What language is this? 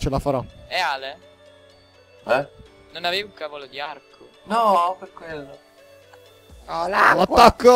Italian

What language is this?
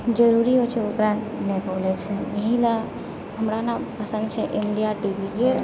Maithili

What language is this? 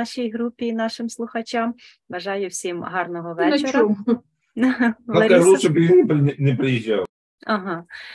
Ukrainian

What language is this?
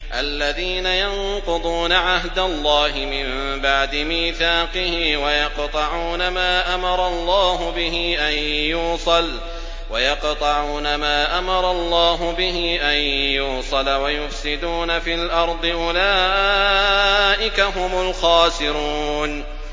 Arabic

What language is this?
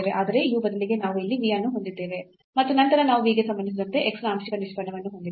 Kannada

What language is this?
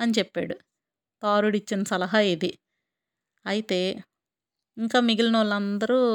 Telugu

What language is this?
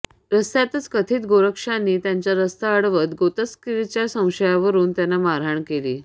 Marathi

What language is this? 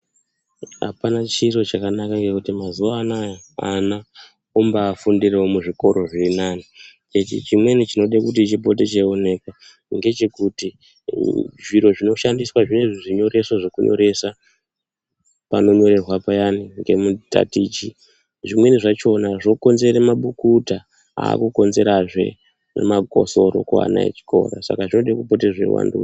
Ndau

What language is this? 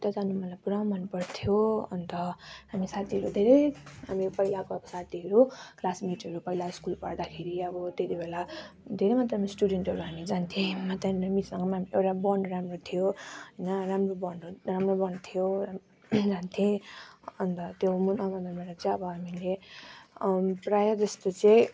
Nepali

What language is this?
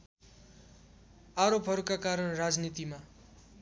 Nepali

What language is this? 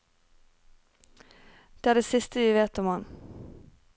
Norwegian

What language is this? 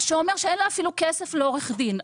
Hebrew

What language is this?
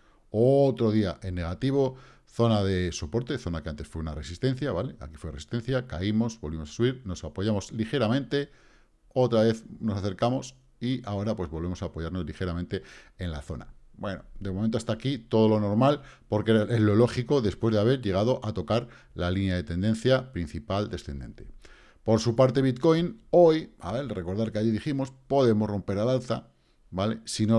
Spanish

